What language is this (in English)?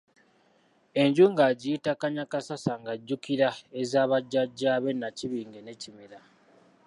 Ganda